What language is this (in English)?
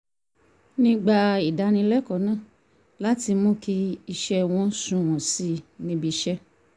Yoruba